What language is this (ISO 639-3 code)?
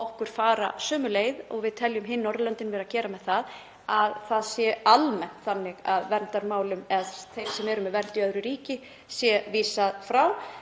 isl